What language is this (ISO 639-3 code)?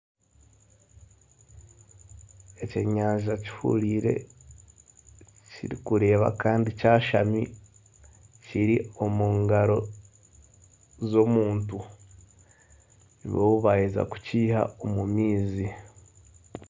nyn